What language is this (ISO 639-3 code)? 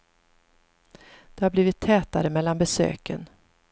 swe